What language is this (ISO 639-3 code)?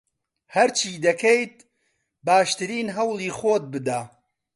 ckb